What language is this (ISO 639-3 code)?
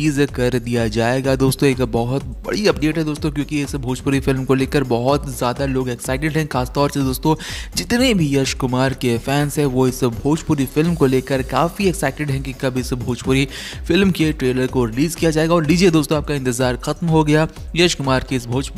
hin